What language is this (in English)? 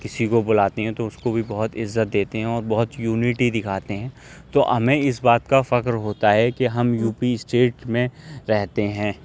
Urdu